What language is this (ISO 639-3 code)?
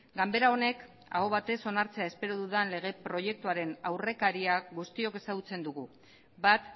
eus